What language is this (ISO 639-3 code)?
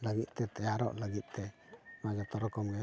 sat